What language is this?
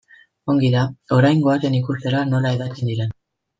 Basque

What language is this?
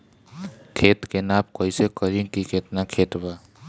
Bhojpuri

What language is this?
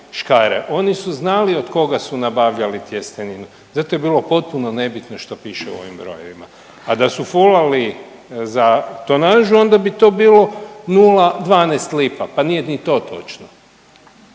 Croatian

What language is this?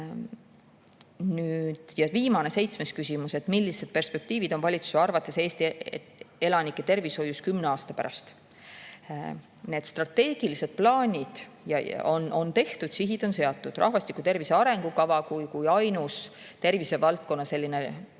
Estonian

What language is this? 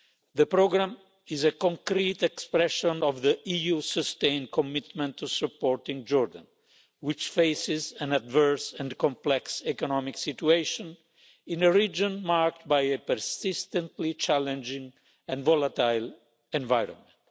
English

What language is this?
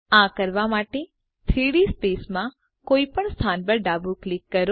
Gujarati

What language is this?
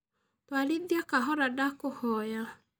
Kikuyu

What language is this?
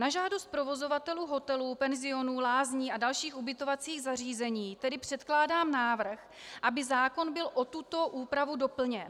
Czech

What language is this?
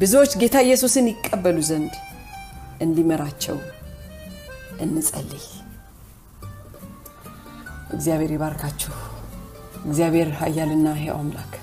Amharic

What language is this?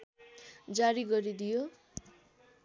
Nepali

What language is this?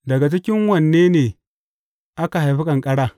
Hausa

